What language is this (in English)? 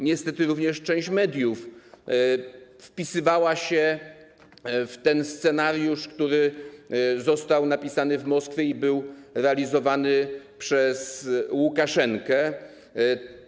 Polish